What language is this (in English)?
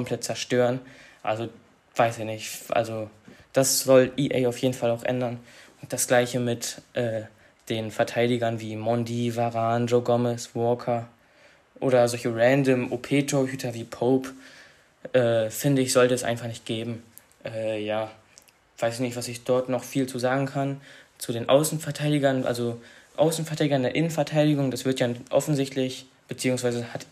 German